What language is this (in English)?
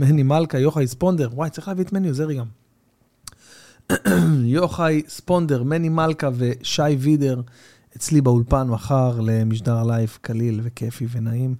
Hebrew